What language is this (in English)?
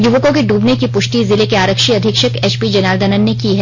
Hindi